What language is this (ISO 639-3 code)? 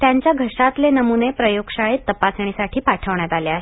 mar